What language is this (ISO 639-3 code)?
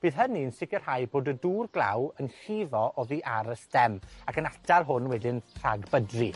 cym